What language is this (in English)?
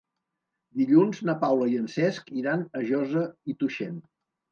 Catalan